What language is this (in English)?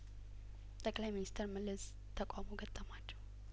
Amharic